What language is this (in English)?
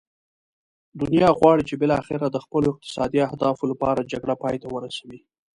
Pashto